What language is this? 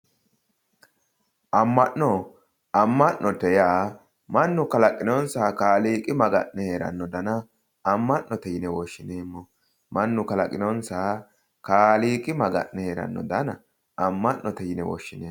Sidamo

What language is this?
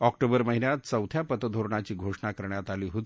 Marathi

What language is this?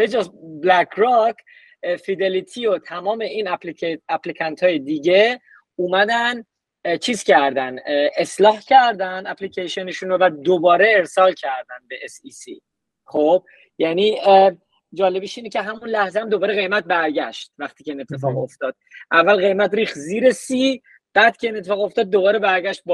Persian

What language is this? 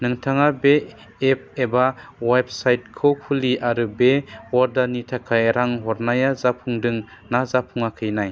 Bodo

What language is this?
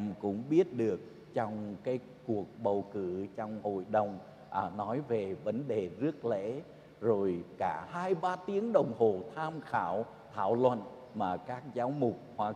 Vietnamese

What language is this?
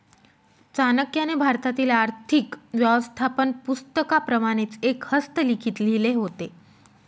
Marathi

